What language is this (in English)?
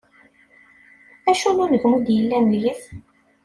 Kabyle